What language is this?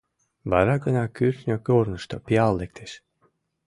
Mari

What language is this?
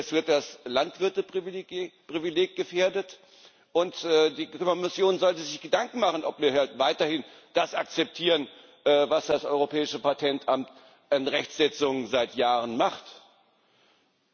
German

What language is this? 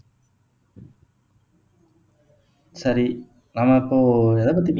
Tamil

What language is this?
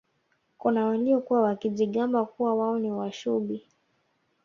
Swahili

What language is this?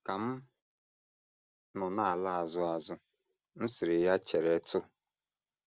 Igbo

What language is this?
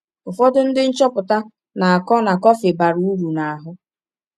Igbo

